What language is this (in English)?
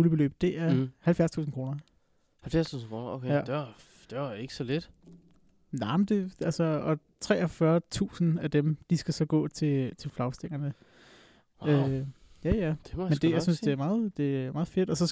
Danish